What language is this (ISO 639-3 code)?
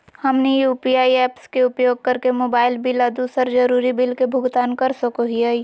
mag